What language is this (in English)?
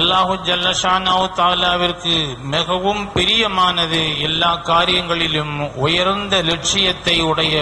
Arabic